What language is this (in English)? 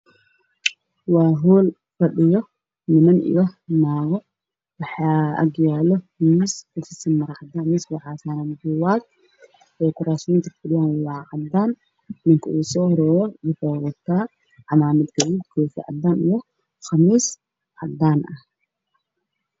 Somali